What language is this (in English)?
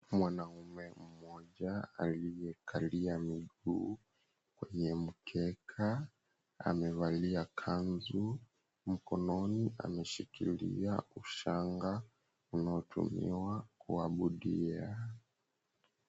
Swahili